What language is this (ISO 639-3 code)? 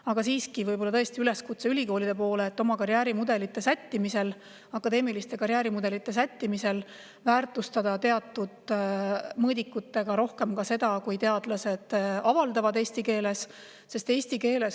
est